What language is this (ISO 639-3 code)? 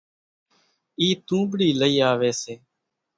gjk